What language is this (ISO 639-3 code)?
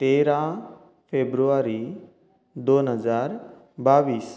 kok